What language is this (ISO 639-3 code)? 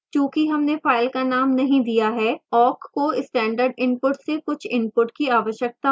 hin